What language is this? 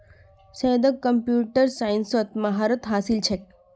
Magahi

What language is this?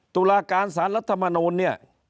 Thai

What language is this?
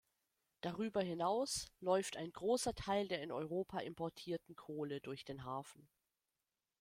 German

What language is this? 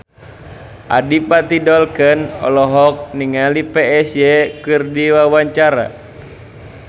Sundanese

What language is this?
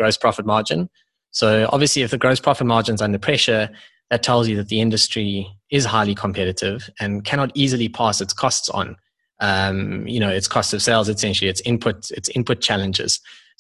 English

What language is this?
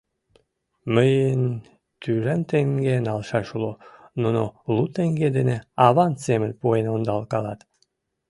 Mari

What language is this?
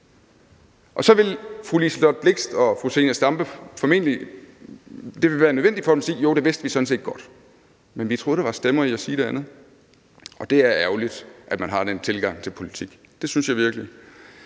Danish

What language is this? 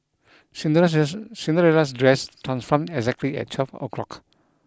English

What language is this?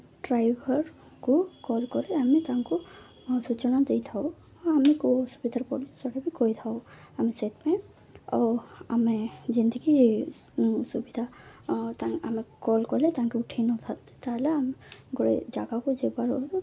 Odia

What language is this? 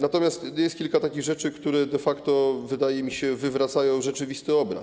Polish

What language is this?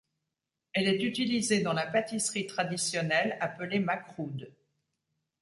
French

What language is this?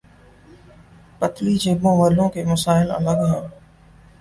Urdu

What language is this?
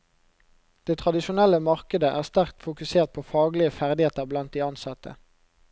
Norwegian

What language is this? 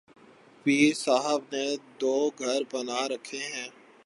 Urdu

